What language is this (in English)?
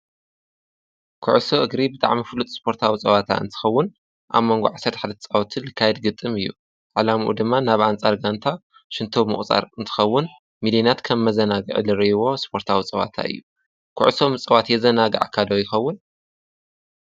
Tigrinya